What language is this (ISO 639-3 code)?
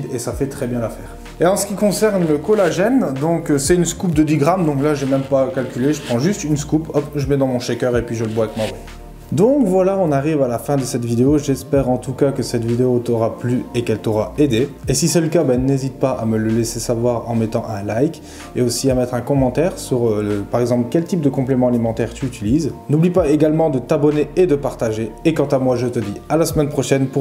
fra